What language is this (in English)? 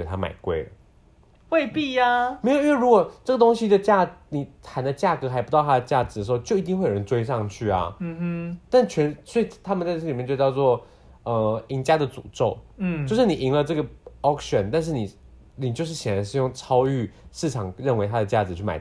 Chinese